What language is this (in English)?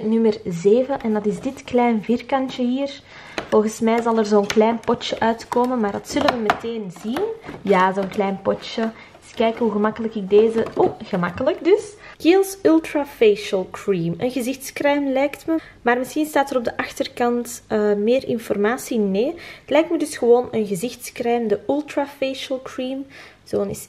Dutch